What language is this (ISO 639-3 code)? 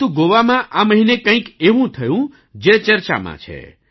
guj